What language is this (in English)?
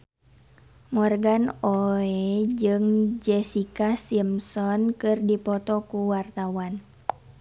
Sundanese